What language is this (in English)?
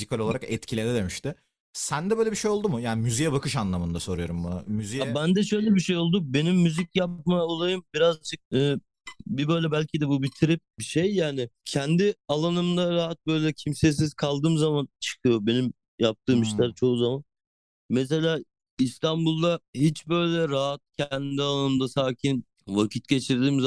Turkish